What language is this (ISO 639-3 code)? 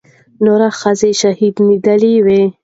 pus